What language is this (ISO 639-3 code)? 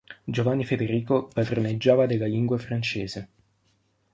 ita